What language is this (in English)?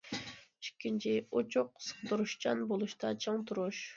Uyghur